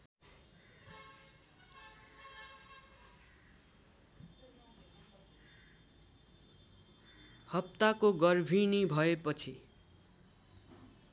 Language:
Nepali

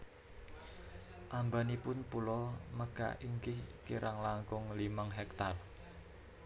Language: Javanese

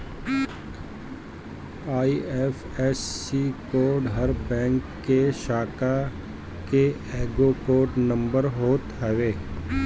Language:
Bhojpuri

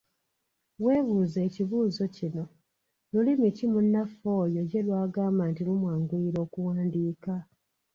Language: Ganda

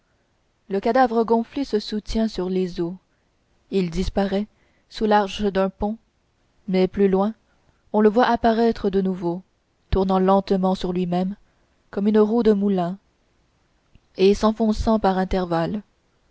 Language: French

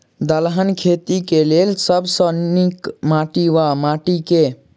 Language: Maithili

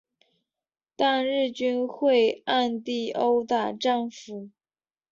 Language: Chinese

